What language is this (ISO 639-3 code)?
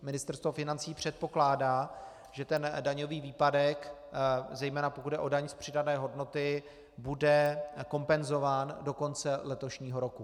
ces